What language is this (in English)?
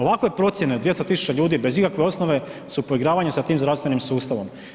Croatian